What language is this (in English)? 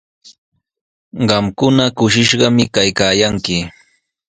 Sihuas Ancash Quechua